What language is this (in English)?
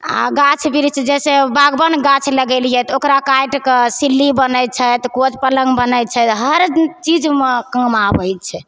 Maithili